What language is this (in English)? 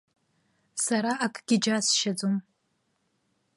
Abkhazian